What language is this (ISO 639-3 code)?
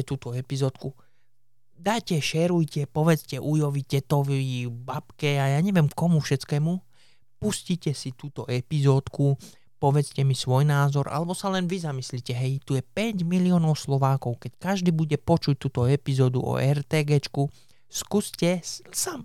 slk